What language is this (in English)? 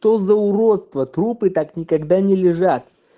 Russian